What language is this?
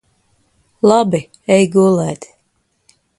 Latvian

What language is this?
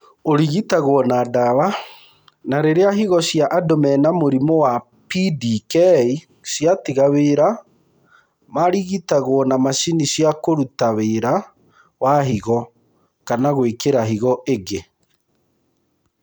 Kikuyu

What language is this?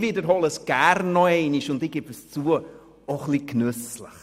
Swiss German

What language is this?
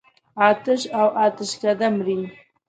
Pashto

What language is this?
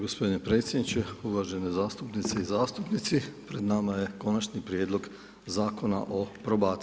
Croatian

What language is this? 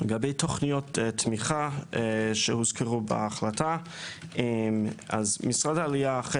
Hebrew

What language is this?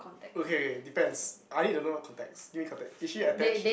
English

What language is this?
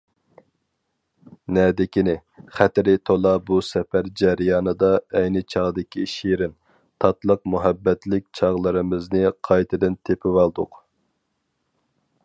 Uyghur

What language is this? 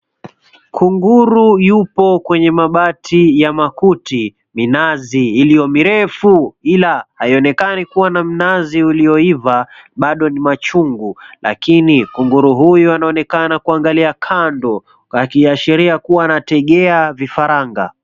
Swahili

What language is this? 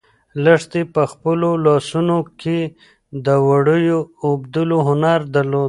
Pashto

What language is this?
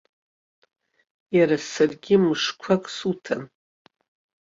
Abkhazian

